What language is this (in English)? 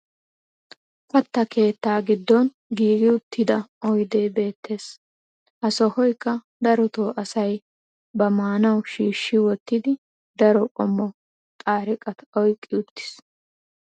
Wolaytta